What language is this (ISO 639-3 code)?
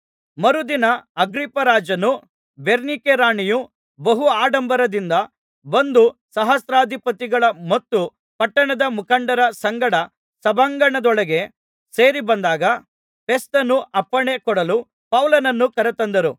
kan